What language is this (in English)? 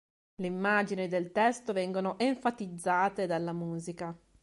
Italian